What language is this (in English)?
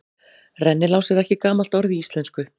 Icelandic